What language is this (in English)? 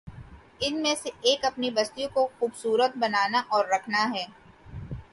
Urdu